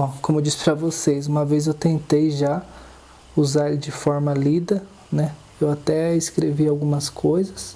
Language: Portuguese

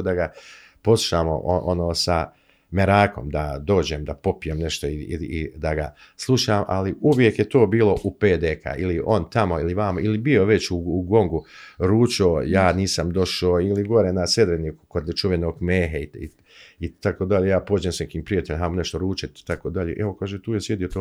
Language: Croatian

